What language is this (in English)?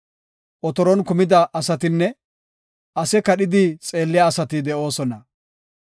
Gofa